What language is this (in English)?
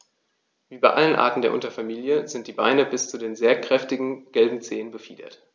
German